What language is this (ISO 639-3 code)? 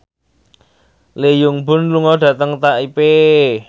jav